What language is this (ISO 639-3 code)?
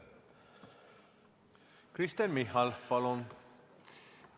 est